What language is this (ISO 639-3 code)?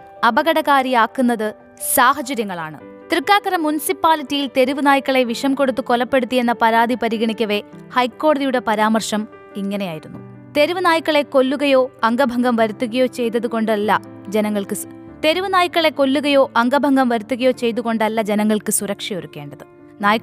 mal